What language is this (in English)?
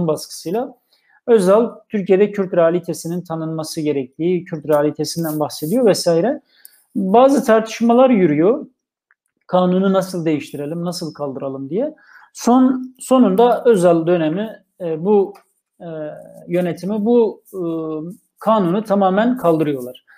Turkish